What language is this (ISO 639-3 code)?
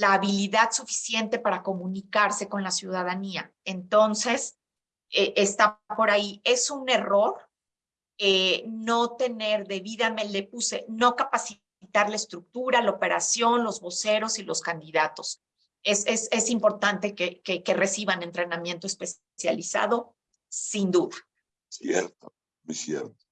spa